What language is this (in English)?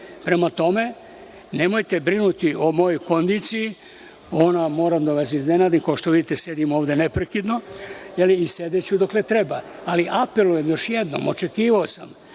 Serbian